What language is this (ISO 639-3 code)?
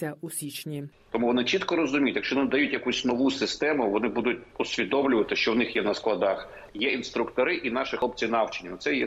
ukr